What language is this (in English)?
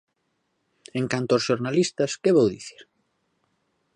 Galician